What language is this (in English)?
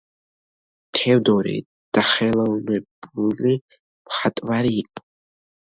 Georgian